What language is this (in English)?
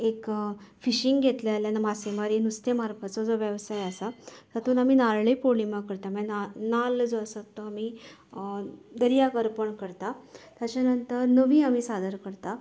Konkani